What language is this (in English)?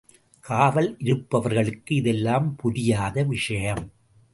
Tamil